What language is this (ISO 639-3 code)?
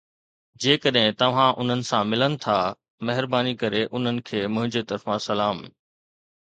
snd